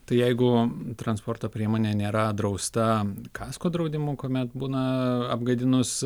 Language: Lithuanian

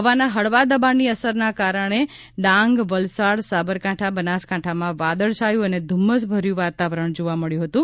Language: Gujarati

